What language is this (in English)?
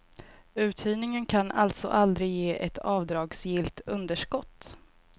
Swedish